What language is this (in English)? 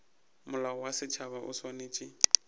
Northern Sotho